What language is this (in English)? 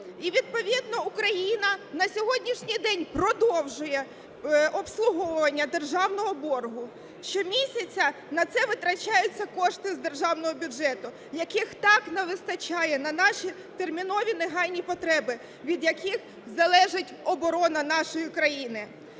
Ukrainian